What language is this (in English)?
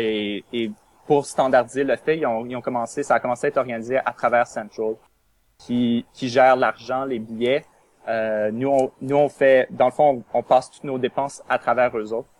French